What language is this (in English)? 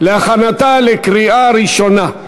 Hebrew